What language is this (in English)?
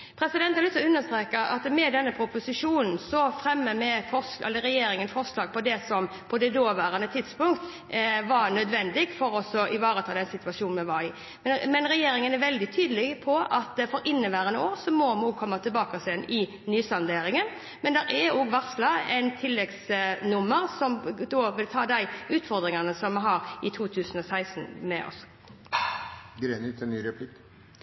Norwegian Bokmål